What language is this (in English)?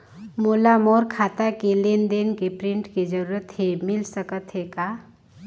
Chhattisgarhi